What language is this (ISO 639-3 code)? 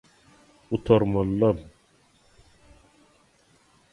tuk